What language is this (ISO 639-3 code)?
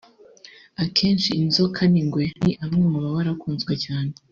kin